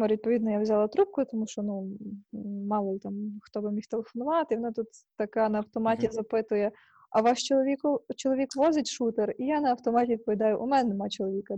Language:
Ukrainian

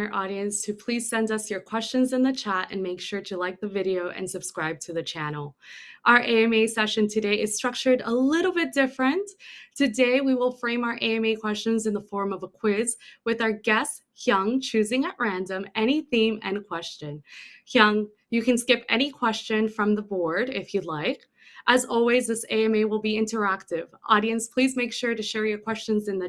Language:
English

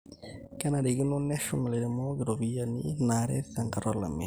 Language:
Masai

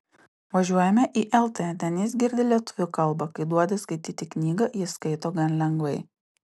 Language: Lithuanian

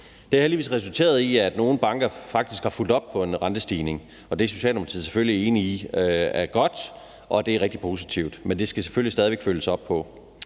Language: Danish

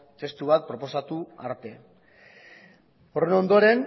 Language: Basque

